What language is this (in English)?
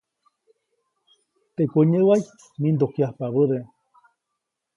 Copainalá Zoque